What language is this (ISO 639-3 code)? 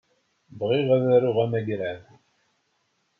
kab